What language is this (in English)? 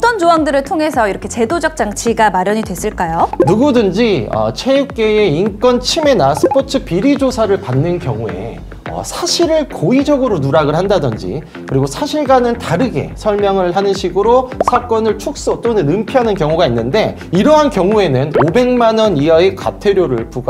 Korean